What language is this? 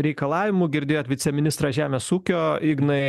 Lithuanian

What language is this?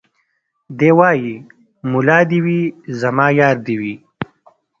Pashto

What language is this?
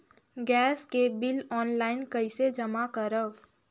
Chhattisgarhi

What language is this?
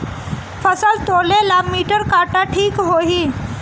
Bhojpuri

